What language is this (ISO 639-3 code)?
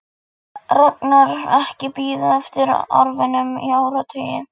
isl